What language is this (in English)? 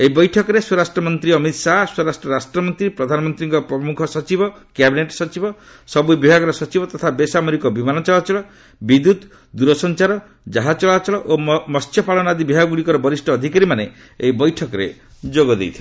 Odia